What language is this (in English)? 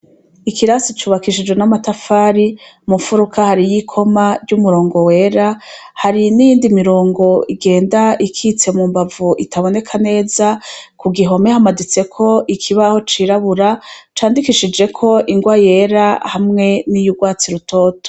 Rundi